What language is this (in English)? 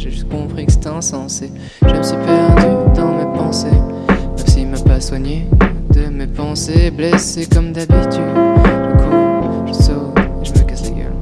Portuguese